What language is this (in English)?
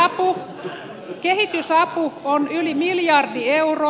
Finnish